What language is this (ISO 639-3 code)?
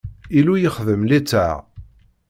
kab